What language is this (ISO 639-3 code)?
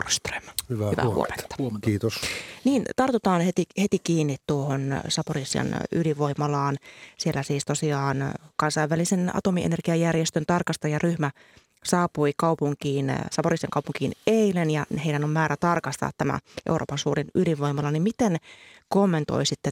fin